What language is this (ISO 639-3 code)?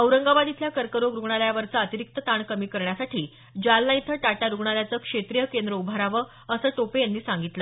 mar